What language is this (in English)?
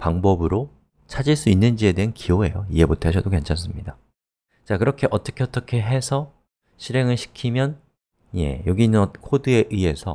Korean